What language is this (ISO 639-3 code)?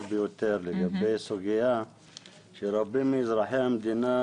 heb